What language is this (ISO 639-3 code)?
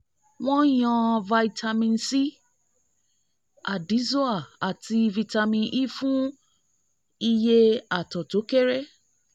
yor